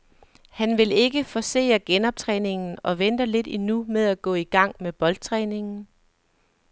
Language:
Danish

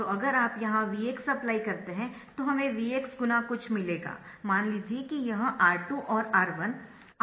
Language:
Hindi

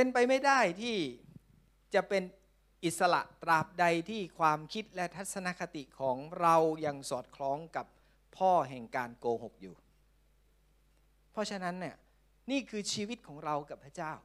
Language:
Thai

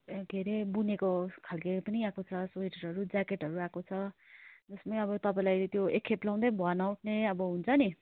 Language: Nepali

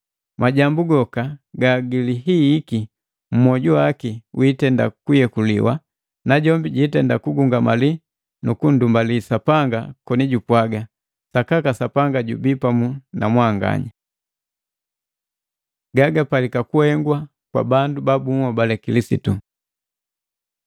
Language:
Matengo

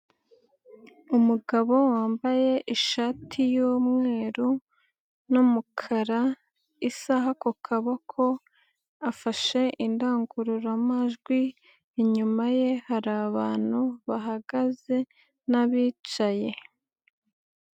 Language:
Kinyarwanda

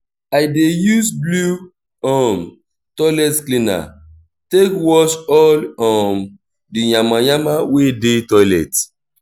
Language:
Nigerian Pidgin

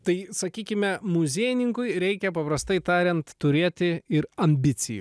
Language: Lithuanian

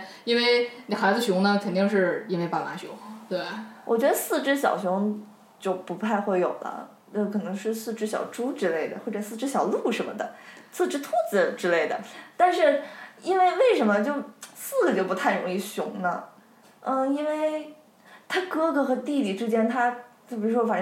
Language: Chinese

